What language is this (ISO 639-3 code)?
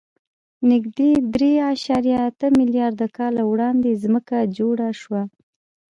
pus